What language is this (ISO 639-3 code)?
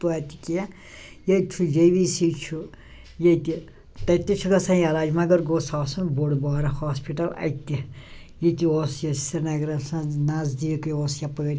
kas